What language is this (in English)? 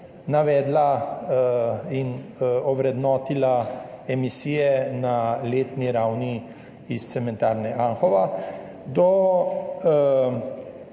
Slovenian